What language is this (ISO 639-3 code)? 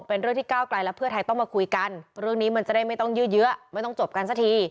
tha